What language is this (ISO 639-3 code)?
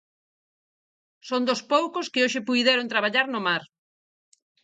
glg